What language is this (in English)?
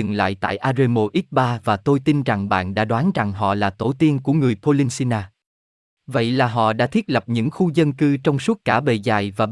Vietnamese